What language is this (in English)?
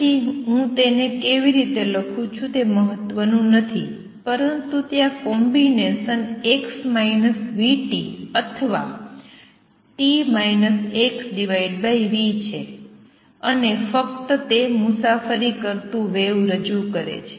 Gujarati